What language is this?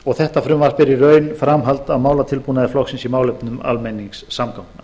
Icelandic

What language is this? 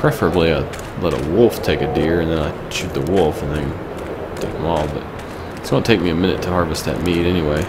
English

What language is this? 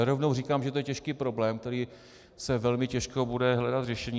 Czech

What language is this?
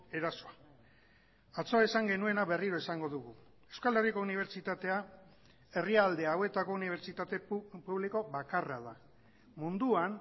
Basque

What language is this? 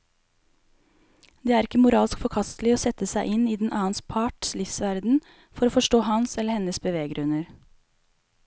Norwegian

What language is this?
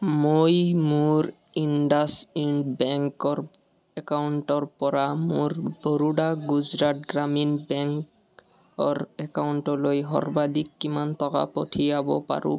Assamese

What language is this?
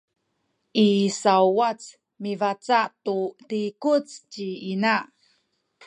Sakizaya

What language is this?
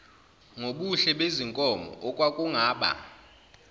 Zulu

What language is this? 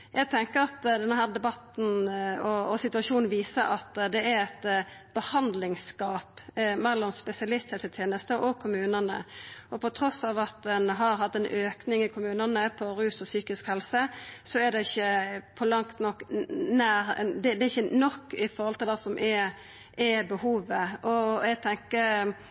Norwegian Nynorsk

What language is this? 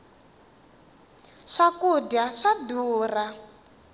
Tsonga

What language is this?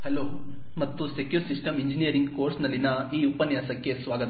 Kannada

